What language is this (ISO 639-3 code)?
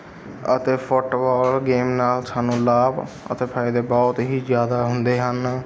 pan